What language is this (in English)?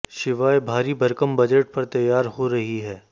Hindi